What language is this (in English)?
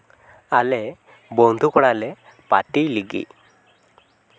Santali